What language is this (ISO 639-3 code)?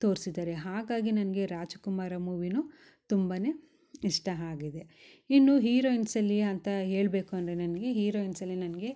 kan